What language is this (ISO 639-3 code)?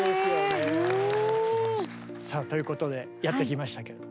jpn